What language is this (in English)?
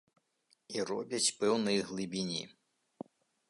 Belarusian